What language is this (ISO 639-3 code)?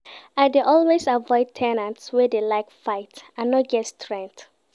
pcm